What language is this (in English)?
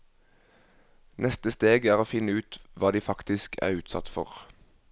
Norwegian